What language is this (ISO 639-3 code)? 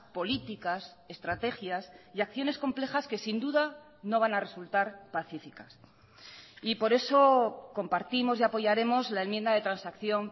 spa